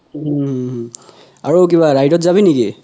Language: Assamese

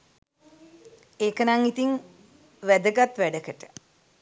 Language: Sinhala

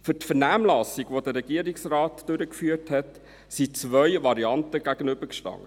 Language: Swiss German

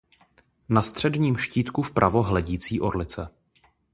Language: Czech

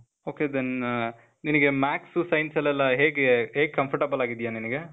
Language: Kannada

